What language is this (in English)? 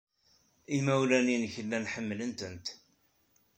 Kabyle